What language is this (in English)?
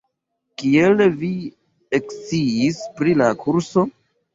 Esperanto